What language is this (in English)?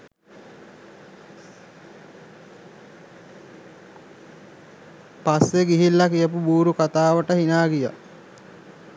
Sinhala